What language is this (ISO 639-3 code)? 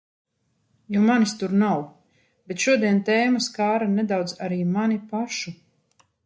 lav